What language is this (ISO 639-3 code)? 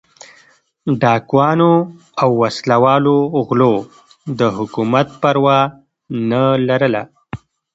pus